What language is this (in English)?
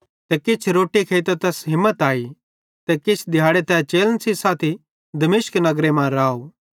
Bhadrawahi